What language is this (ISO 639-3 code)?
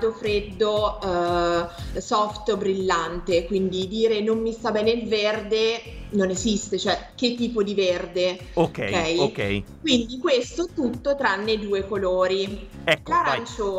ita